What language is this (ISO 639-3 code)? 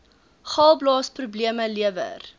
afr